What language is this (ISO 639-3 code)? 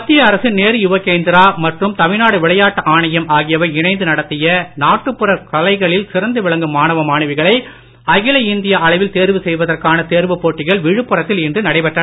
tam